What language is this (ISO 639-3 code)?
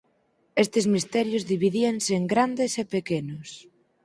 glg